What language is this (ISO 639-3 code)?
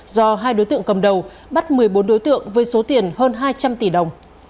vie